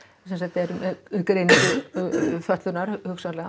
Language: Icelandic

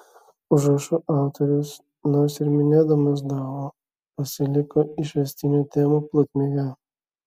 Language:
Lithuanian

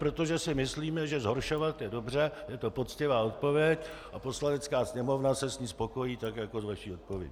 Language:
Czech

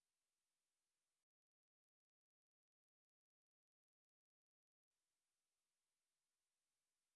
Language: Russian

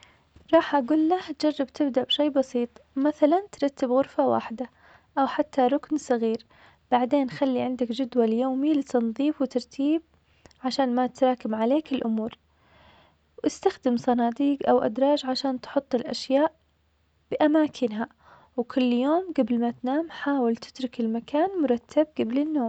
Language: Omani Arabic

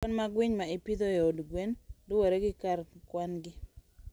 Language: Luo (Kenya and Tanzania)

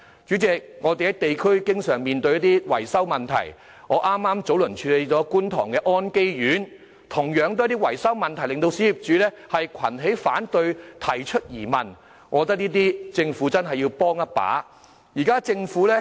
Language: Cantonese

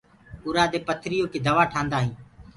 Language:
Gurgula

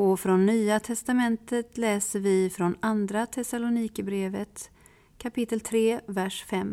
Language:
Swedish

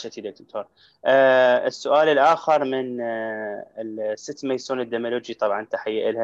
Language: Arabic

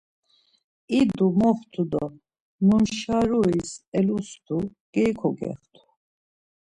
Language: Laz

